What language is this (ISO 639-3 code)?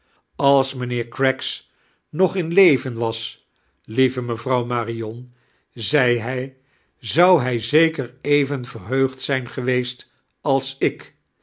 nld